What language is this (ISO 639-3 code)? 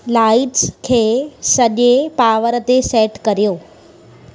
snd